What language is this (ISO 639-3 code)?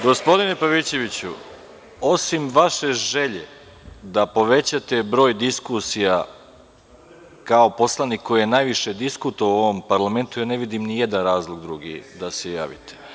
srp